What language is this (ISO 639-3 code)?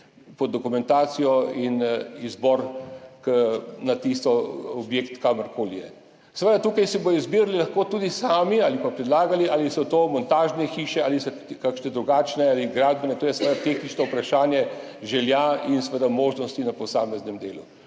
slv